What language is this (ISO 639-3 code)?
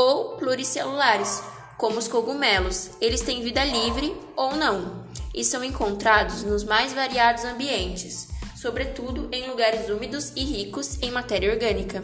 por